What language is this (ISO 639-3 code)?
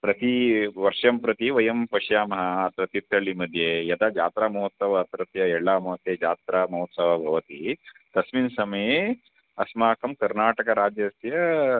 san